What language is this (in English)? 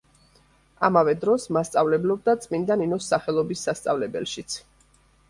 Georgian